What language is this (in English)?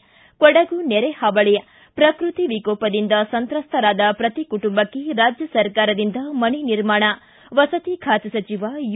Kannada